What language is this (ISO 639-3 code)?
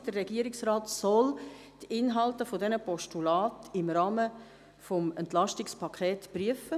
gsw